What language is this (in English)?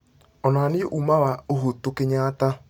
Kikuyu